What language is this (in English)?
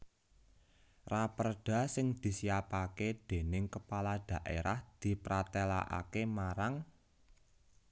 Javanese